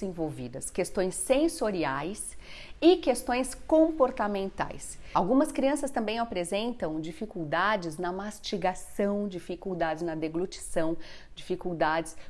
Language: Portuguese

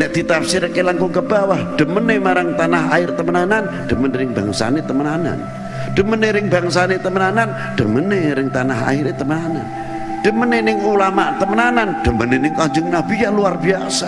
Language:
Indonesian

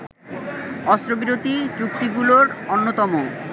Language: Bangla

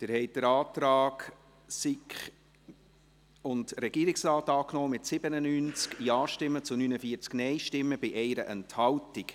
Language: Swiss German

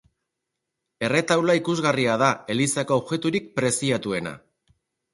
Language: Basque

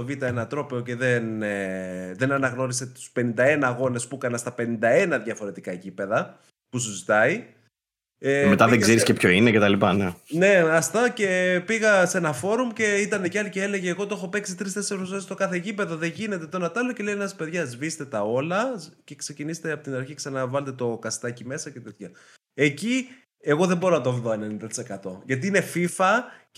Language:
Greek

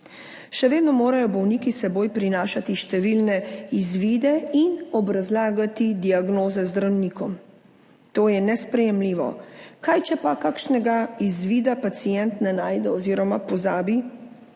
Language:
Slovenian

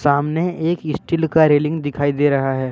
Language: Hindi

